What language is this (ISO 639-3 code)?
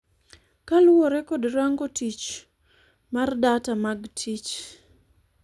luo